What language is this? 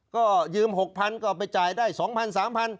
Thai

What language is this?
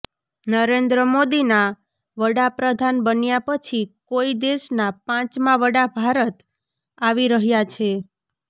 Gujarati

